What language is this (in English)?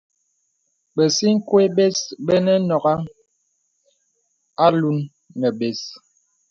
Bebele